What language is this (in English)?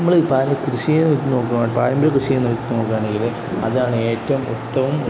Malayalam